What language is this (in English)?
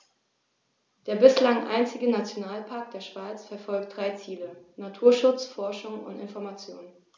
German